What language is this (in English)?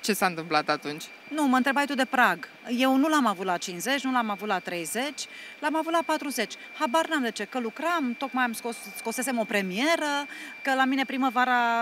Romanian